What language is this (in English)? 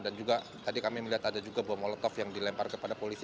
Indonesian